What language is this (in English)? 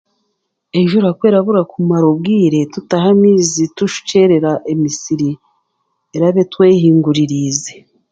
Chiga